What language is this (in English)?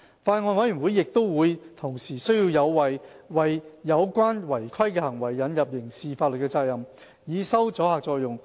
Cantonese